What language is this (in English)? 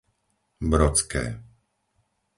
Slovak